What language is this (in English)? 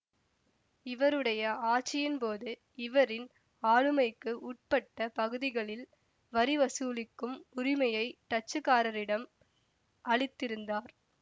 Tamil